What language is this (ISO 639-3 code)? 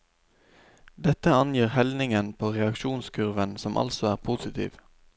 nor